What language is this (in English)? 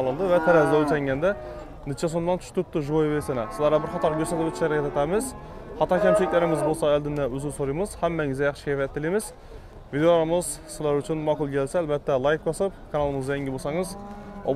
Turkish